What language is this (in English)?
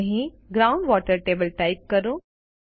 Gujarati